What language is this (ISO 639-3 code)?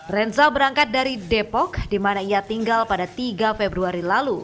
ind